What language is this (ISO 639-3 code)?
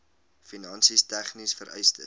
afr